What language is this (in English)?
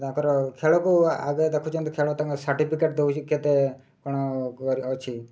Odia